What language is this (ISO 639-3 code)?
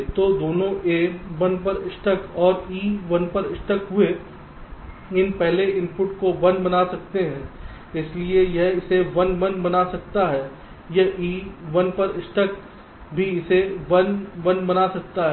hin